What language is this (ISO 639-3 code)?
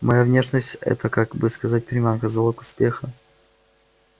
rus